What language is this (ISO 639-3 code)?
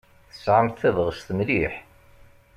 kab